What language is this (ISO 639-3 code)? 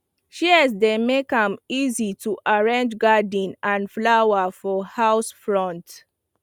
pcm